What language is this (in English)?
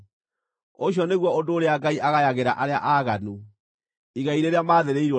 Kikuyu